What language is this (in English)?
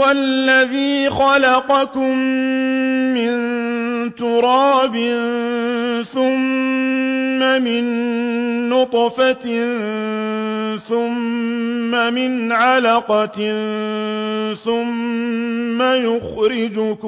Arabic